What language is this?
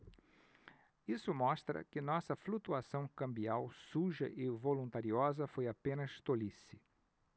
Portuguese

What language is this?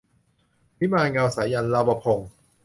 Thai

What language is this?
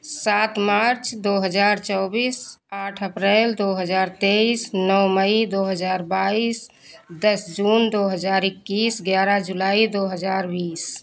Hindi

